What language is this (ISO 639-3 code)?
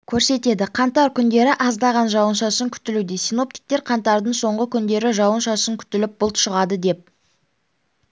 kaz